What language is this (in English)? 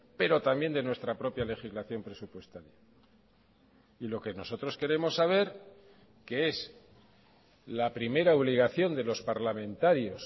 Spanish